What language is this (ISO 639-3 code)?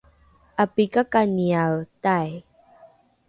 dru